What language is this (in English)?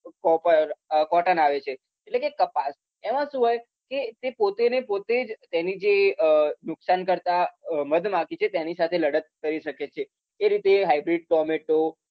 Gujarati